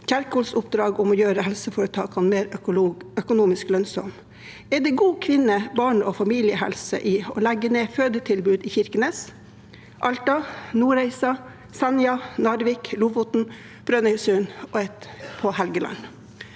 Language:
Norwegian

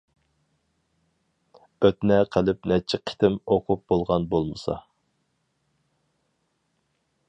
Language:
Uyghur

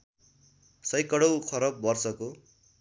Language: Nepali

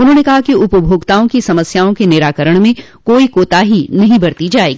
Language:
Hindi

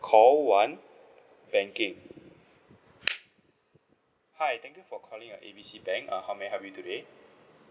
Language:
English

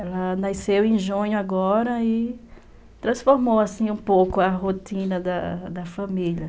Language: Portuguese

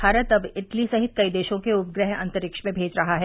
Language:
Hindi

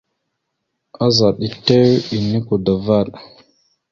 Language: Mada (Cameroon)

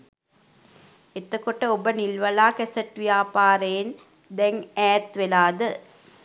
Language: Sinhala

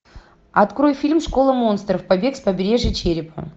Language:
Russian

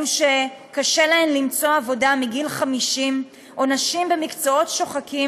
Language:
Hebrew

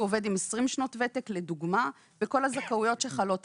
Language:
Hebrew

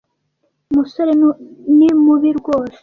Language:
Kinyarwanda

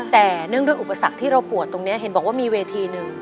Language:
Thai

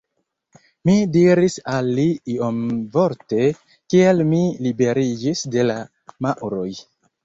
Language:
Esperanto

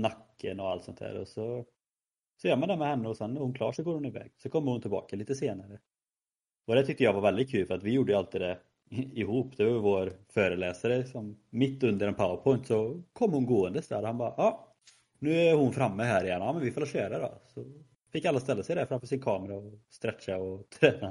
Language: Swedish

